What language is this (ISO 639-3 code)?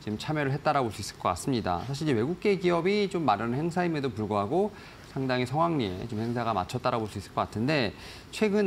kor